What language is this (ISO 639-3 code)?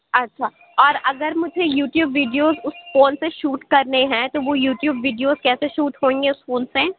urd